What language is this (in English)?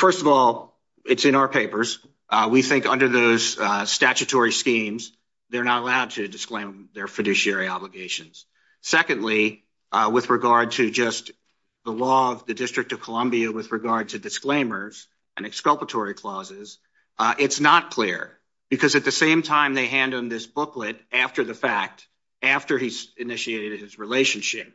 English